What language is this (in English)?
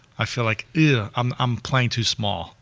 English